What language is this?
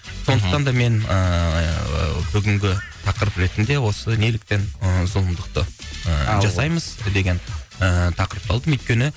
Kazakh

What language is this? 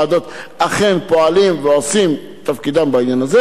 Hebrew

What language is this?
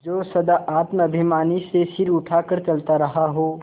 Hindi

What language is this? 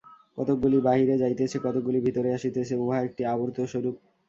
Bangla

